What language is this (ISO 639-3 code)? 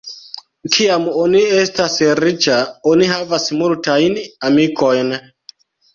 epo